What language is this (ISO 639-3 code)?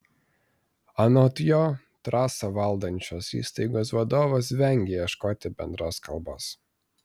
lit